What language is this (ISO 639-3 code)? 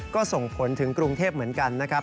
tha